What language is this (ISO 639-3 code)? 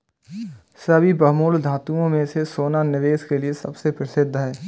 hin